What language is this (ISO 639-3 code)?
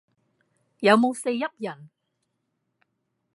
yue